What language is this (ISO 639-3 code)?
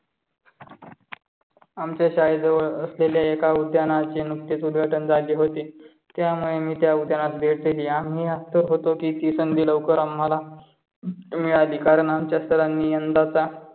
mar